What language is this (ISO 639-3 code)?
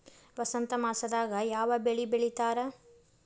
kan